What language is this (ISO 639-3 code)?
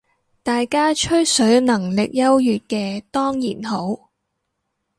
yue